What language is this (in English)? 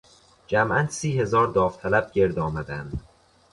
Persian